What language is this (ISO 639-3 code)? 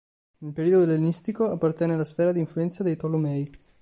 ita